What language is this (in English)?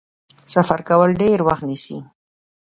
Pashto